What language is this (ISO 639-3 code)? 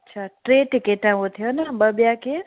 snd